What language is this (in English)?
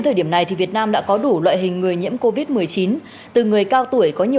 Vietnamese